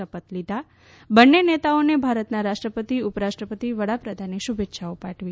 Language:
Gujarati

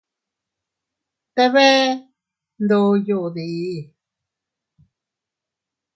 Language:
Teutila Cuicatec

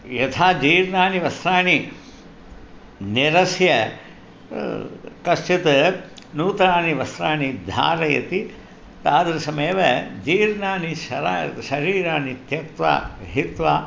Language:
Sanskrit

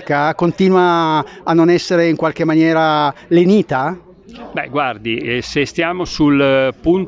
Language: Italian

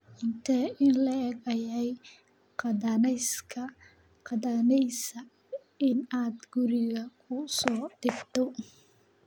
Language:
Somali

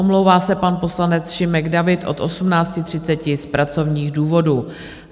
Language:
Czech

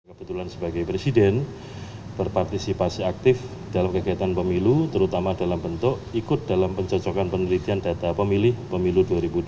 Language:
Indonesian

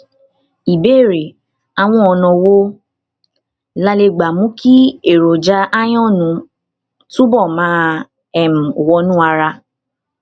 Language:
Yoruba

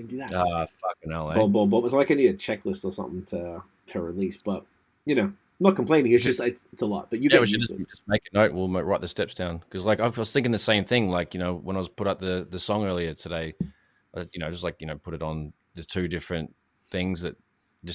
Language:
English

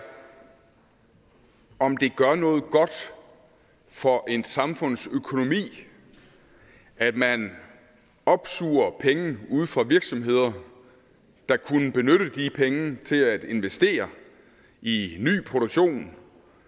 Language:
Danish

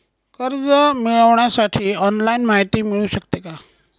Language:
Marathi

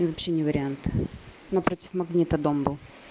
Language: Russian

